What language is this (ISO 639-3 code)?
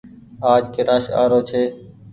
gig